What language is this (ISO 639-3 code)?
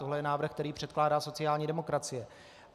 ces